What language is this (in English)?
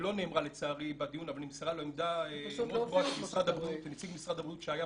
Hebrew